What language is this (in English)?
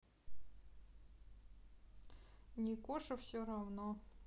Russian